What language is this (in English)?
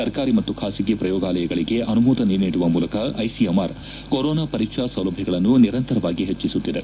Kannada